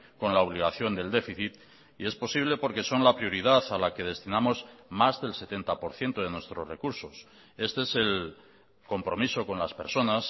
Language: Spanish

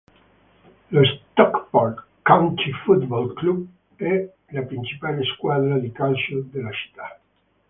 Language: Italian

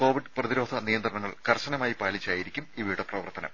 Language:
Malayalam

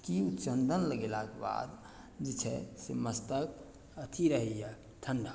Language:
Maithili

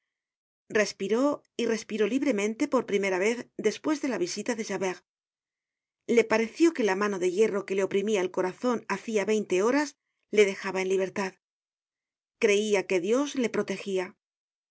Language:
Spanish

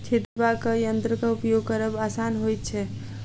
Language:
Maithili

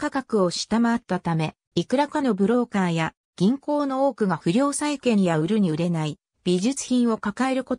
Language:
Japanese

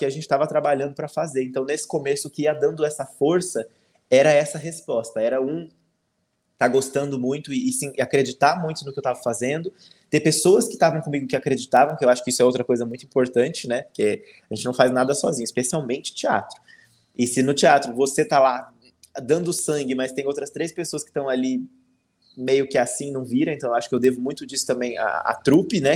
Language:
Portuguese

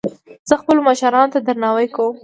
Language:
Pashto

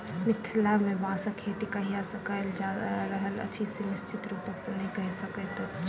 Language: Maithili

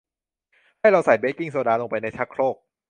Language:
Thai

